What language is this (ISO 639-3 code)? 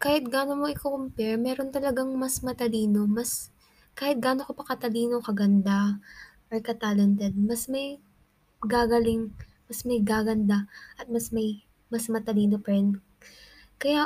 fil